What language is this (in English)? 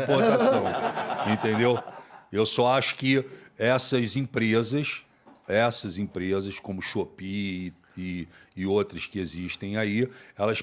Portuguese